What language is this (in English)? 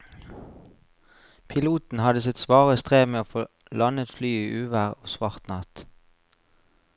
Norwegian